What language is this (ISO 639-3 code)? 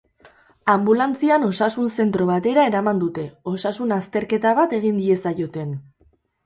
eus